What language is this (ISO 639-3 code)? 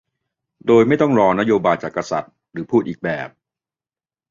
tha